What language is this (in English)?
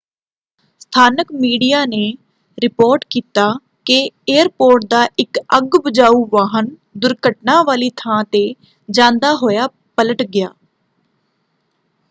Punjabi